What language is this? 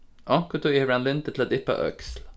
Faroese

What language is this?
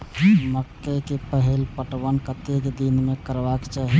Maithili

